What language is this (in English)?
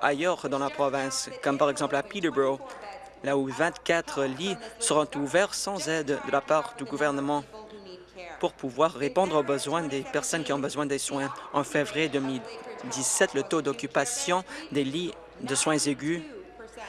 French